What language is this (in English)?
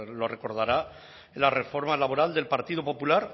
Spanish